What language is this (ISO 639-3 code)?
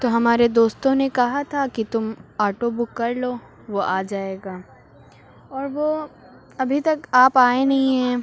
urd